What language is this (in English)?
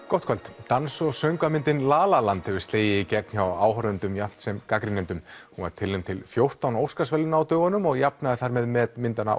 Icelandic